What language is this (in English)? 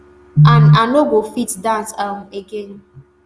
Nigerian Pidgin